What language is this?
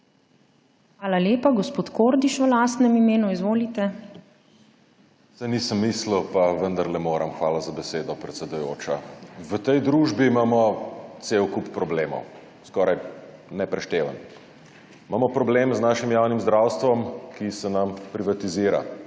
Slovenian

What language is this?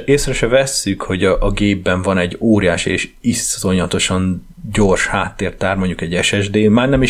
Hungarian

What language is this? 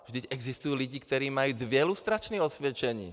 Czech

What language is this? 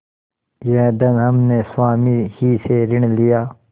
Hindi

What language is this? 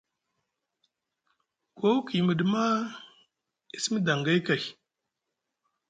Musgu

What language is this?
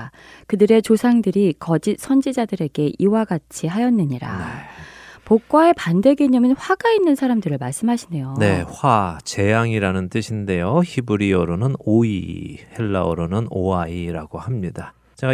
Korean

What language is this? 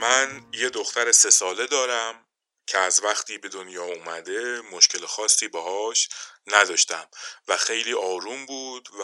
Persian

